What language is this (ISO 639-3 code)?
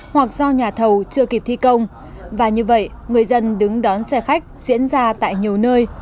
vie